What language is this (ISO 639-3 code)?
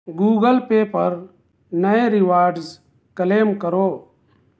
urd